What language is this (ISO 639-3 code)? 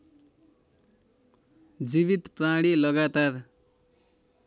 nep